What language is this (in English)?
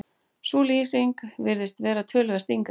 Icelandic